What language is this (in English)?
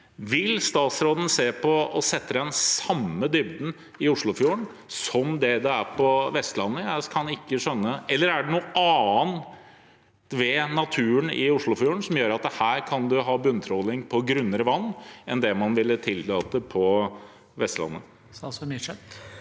Norwegian